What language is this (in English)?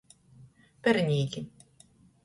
Latgalian